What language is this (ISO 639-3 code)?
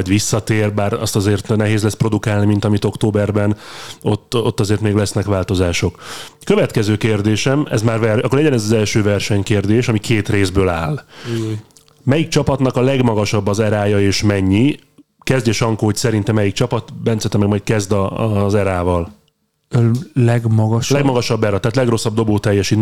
hun